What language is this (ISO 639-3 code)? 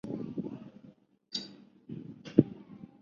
zho